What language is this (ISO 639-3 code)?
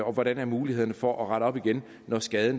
dan